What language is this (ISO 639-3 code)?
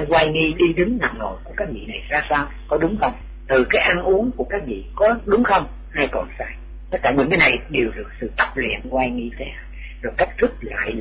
vie